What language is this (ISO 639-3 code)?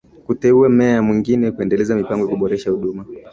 swa